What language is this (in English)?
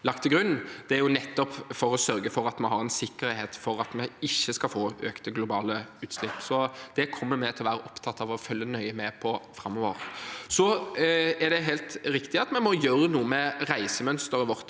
Norwegian